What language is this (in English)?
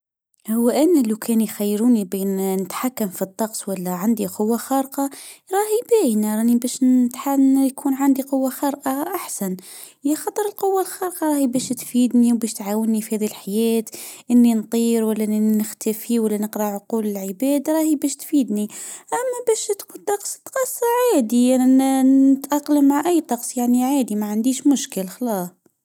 Tunisian Arabic